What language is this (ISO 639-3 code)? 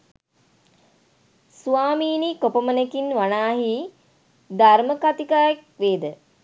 sin